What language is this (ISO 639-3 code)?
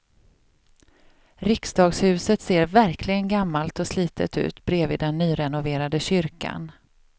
swe